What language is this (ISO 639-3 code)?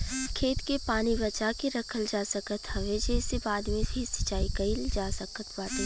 bho